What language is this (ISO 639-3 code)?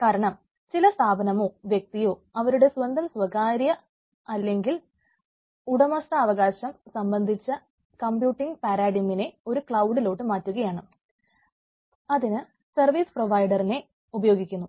mal